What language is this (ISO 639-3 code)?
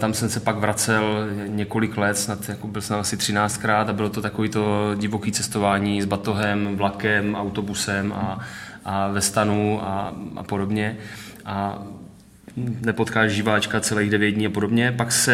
ces